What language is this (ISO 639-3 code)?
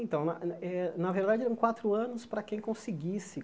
por